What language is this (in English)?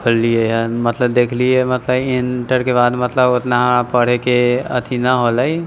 Maithili